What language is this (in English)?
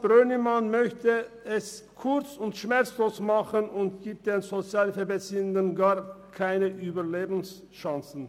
Swiss German